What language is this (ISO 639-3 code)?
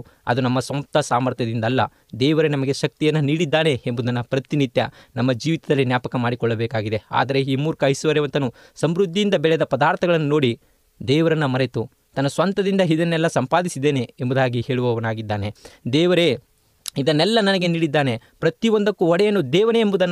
kan